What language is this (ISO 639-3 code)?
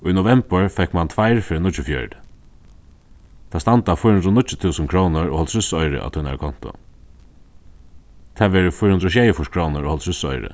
fao